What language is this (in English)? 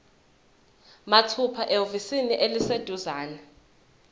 Zulu